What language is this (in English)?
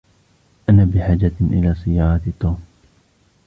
Arabic